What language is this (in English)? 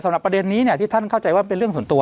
Thai